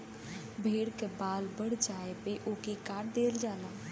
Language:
Bhojpuri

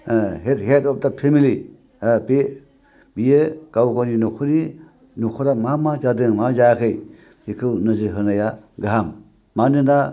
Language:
Bodo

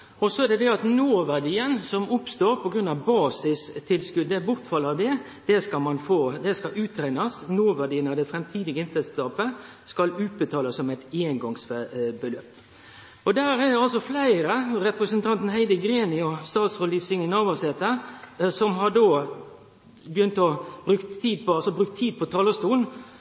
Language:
Norwegian Nynorsk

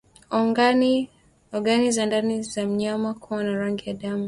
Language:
Swahili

